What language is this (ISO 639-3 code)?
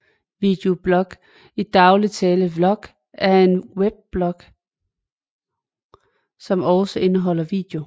dan